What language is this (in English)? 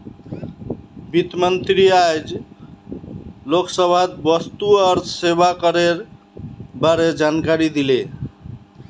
Magahi